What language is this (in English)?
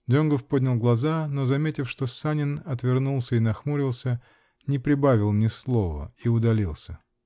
Russian